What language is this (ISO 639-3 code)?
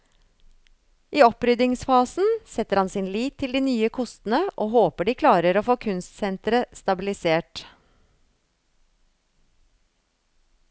nor